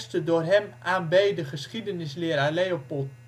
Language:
Dutch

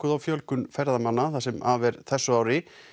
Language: Icelandic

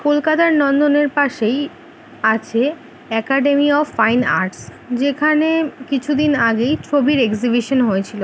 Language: Bangla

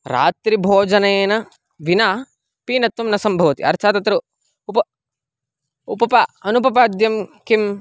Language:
Sanskrit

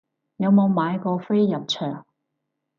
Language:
Cantonese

